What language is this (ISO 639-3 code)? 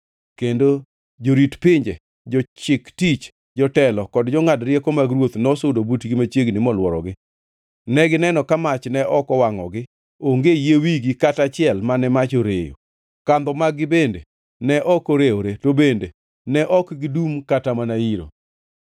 luo